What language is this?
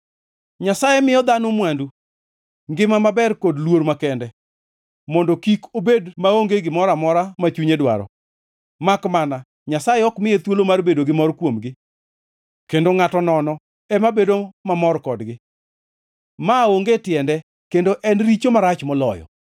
Luo (Kenya and Tanzania)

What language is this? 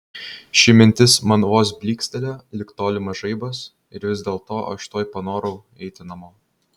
Lithuanian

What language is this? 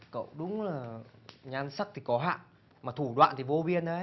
Vietnamese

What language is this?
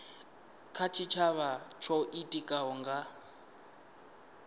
Venda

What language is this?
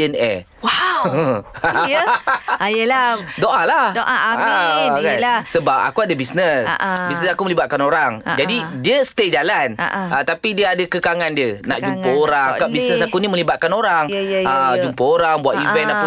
Malay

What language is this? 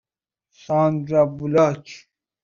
Persian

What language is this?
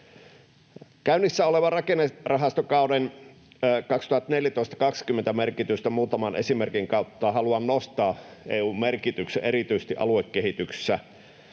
Finnish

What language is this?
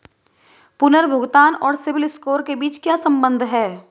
Hindi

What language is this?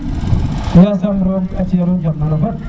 Serer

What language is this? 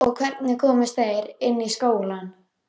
Icelandic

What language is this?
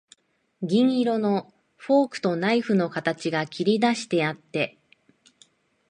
Japanese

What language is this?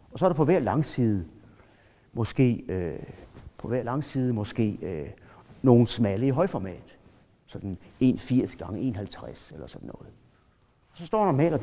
Danish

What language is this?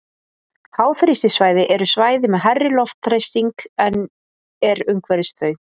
Icelandic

